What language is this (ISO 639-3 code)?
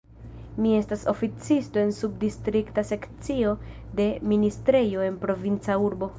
epo